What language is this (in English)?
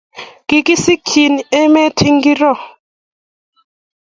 Kalenjin